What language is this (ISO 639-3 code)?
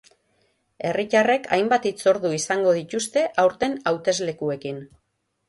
eus